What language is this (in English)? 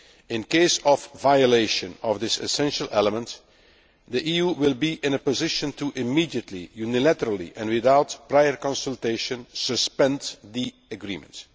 English